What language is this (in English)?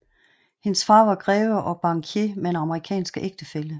Danish